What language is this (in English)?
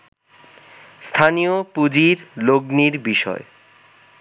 Bangla